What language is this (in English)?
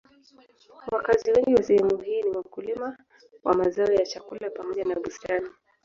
Swahili